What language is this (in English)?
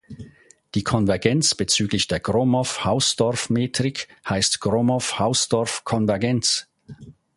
German